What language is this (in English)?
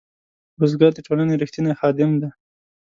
Pashto